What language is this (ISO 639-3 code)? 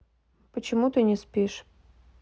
rus